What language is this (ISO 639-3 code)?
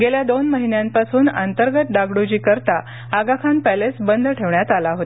mar